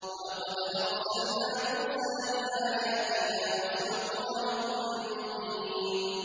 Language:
Arabic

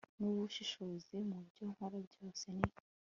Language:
Kinyarwanda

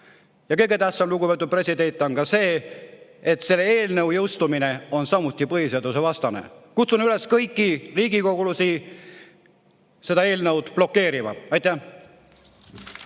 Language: Estonian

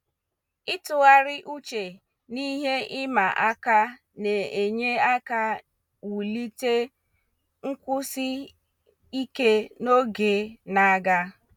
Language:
Igbo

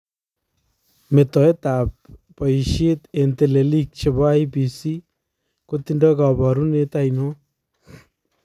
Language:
Kalenjin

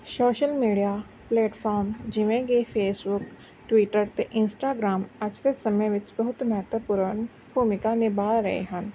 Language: Punjabi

